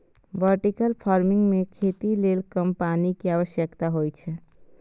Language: Maithili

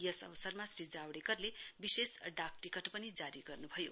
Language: Nepali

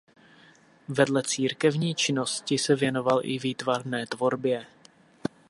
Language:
Czech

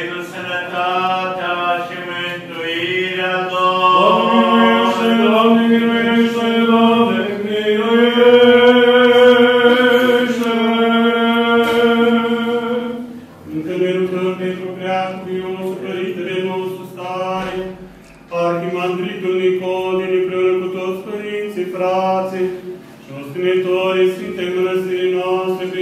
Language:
Romanian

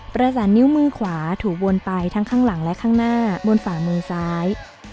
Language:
Thai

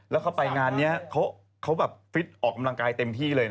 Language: Thai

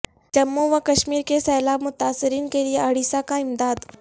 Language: Urdu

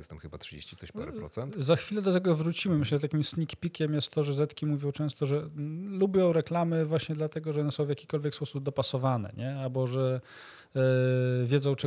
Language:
Polish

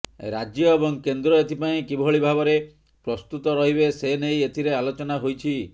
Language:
Odia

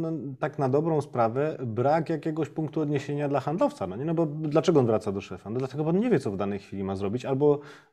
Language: Polish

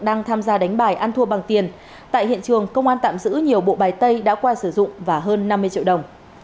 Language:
Vietnamese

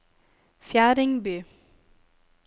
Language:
Norwegian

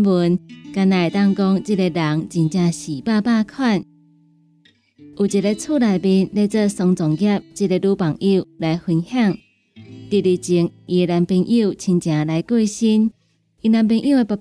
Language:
Chinese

